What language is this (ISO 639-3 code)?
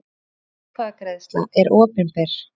isl